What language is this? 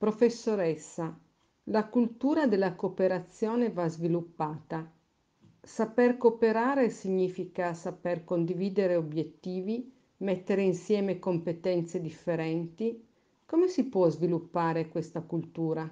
Italian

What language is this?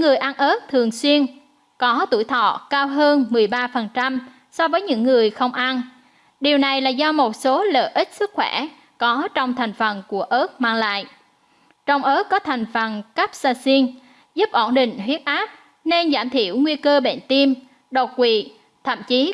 Vietnamese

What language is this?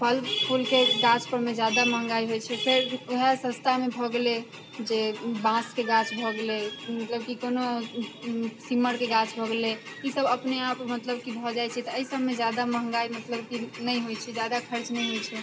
Maithili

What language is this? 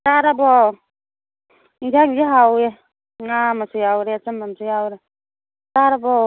Manipuri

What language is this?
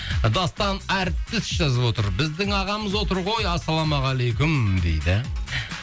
Kazakh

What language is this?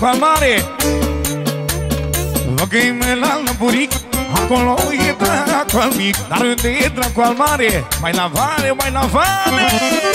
Romanian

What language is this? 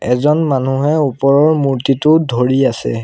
Assamese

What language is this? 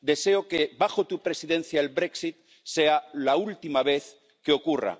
Spanish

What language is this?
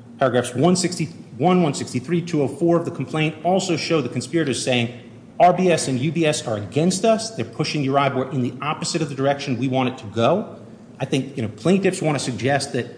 English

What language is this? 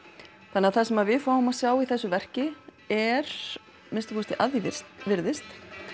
Icelandic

